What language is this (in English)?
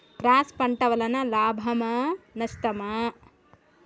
Telugu